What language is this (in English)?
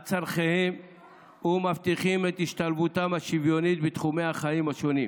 Hebrew